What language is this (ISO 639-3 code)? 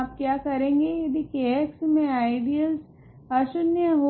hin